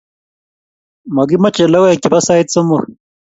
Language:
Kalenjin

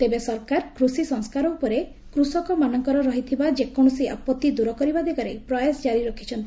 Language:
Odia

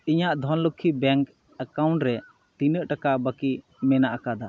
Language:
Santali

